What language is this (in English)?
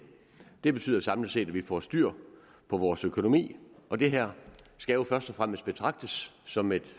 Danish